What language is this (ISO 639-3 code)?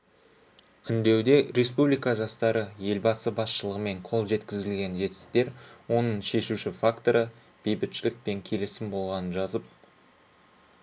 kaz